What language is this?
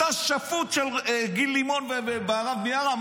Hebrew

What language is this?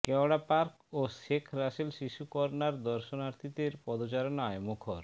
Bangla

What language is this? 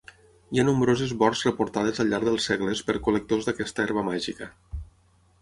Catalan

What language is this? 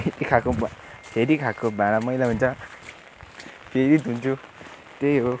Nepali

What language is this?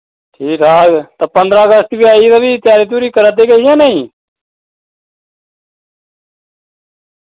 Dogri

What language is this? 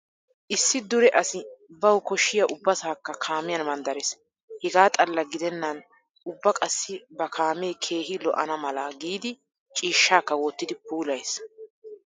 Wolaytta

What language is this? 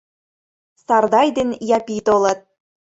Mari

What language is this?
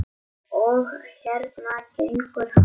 Icelandic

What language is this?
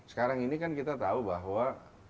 Indonesian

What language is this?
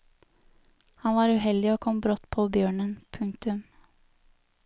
Norwegian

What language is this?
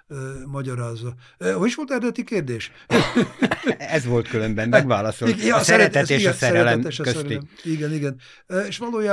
Hungarian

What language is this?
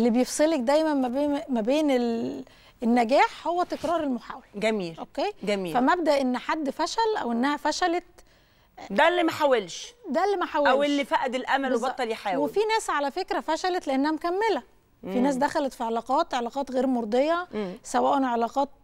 Arabic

